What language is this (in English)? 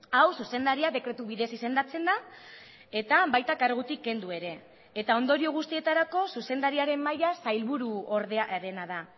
Basque